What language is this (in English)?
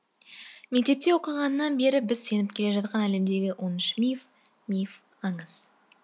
Kazakh